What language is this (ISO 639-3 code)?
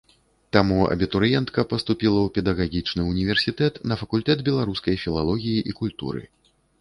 bel